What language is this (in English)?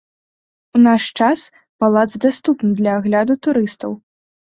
Belarusian